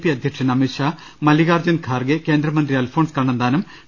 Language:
Malayalam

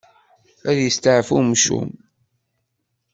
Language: Kabyle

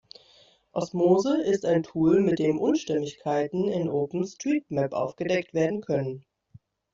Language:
German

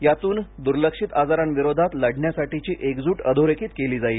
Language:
Marathi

